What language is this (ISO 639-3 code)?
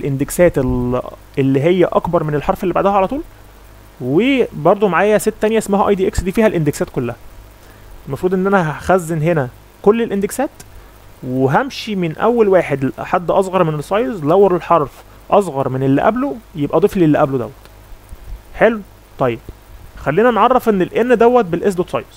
ara